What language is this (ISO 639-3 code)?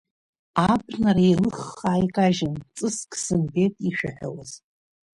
abk